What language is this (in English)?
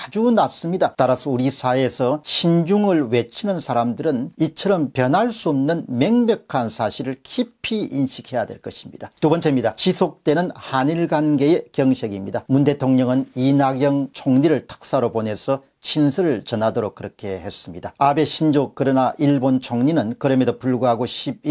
Korean